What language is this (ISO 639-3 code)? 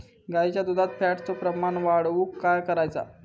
mar